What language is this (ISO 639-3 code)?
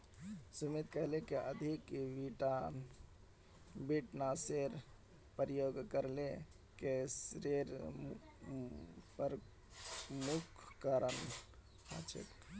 mag